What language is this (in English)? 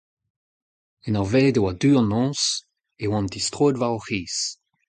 Breton